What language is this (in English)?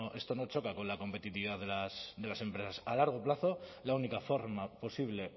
Spanish